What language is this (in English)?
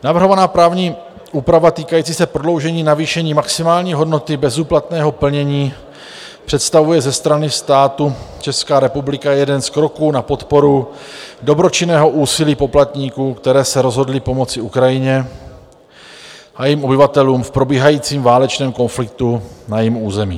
Czech